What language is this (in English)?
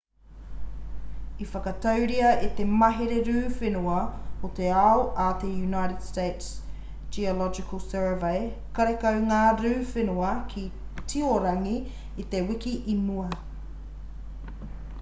Māori